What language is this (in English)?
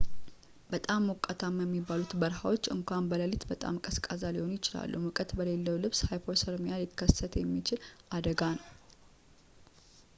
Amharic